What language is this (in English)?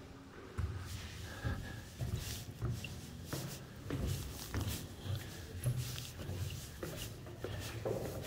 Turkish